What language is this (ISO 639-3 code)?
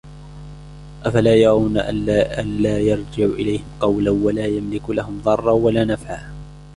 ara